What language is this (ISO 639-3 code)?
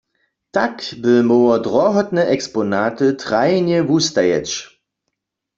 hsb